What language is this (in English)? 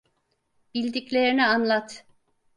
Turkish